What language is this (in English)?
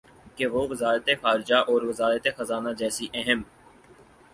Urdu